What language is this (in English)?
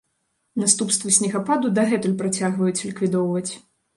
Belarusian